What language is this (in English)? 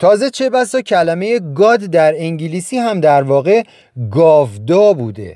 Persian